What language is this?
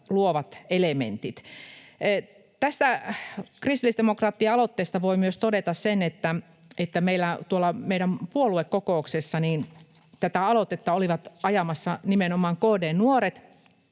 Finnish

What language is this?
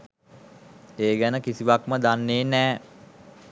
Sinhala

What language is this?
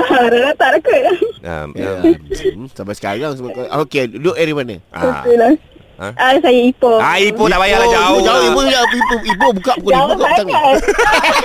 Malay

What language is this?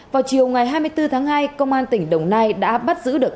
Vietnamese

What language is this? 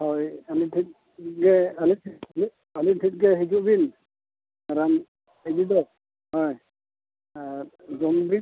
Santali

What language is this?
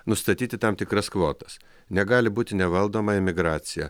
Lithuanian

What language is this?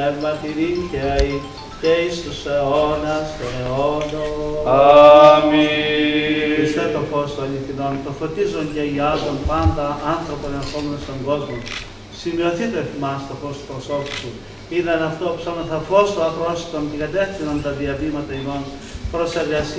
Greek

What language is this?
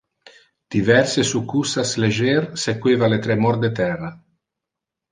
Interlingua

